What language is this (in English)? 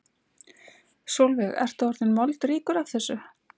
Icelandic